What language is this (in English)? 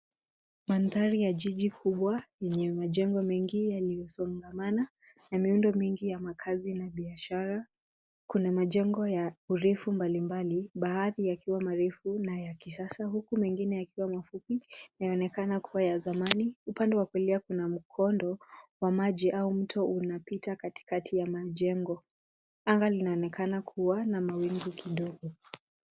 Swahili